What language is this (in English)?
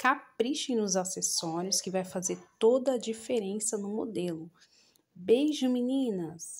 Portuguese